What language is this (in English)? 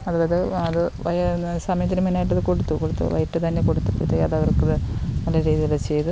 Malayalam